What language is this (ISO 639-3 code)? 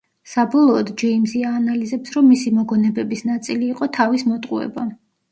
kat